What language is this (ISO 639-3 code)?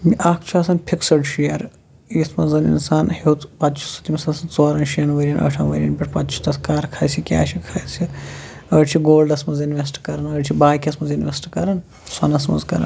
kas